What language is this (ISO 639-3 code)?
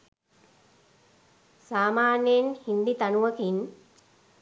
sin